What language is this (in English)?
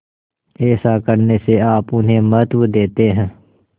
Hindi